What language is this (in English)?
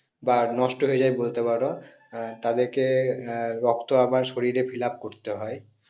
Bangla